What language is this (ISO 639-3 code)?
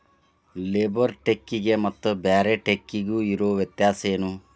kan